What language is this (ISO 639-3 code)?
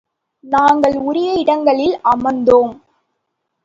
tam